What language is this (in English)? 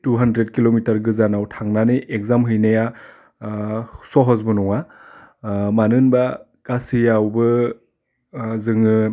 Bodo